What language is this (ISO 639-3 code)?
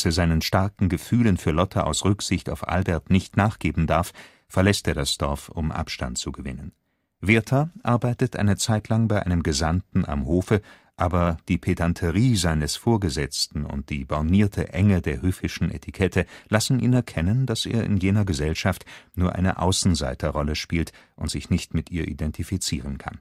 deu